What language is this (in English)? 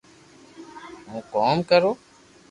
Loarki